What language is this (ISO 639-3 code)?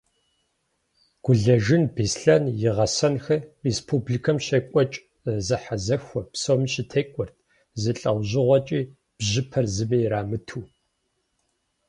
kbd